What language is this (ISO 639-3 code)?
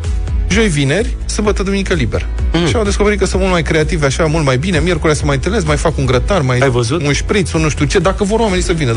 ron